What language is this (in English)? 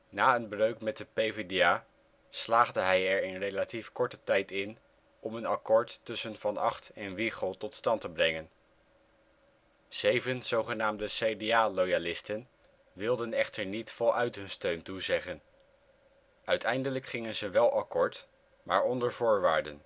Dutch